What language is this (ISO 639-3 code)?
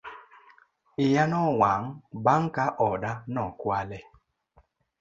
luo